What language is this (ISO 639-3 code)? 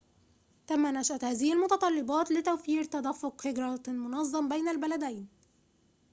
ara